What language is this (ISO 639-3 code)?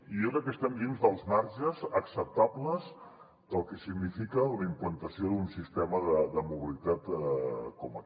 cat